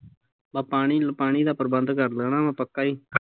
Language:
Punjabi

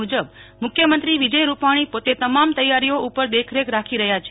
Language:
Gujarati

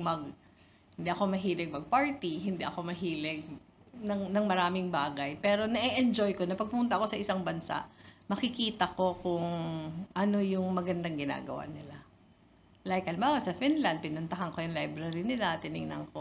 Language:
Filipino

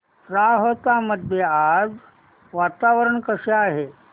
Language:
Marathi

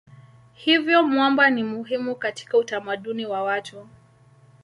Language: Swahili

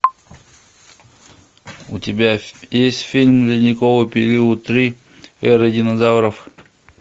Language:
Russian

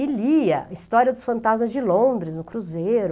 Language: Portuguese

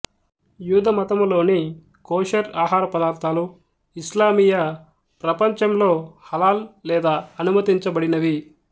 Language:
Telugu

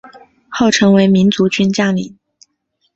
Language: Chinese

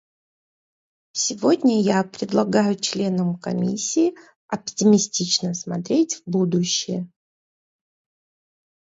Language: Russian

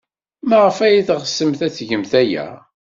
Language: Kabyle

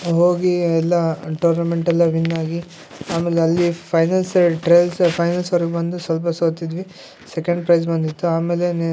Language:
Kannada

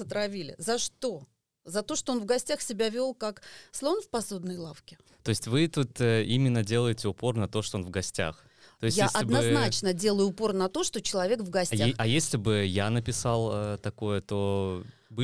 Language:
Russian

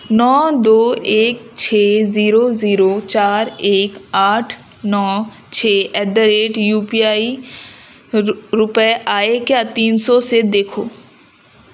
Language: Urdu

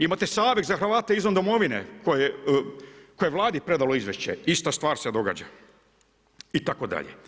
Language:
Croatian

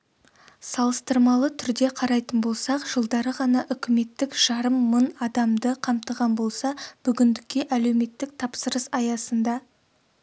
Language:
Kazakh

